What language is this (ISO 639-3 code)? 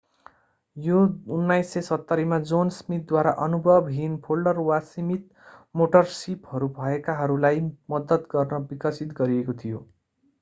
nep